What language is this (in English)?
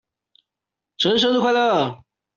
Chinese